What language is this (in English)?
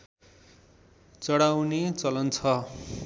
Nepali